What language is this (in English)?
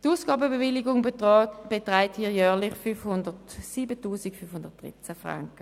Swiss German